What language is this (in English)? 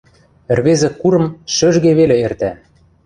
Western Mari